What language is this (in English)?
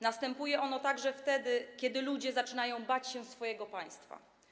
Polish